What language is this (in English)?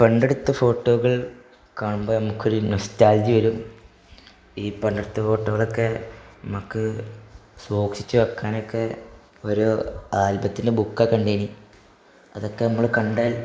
Malayalam